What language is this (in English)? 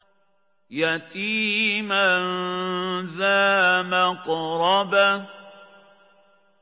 Arabic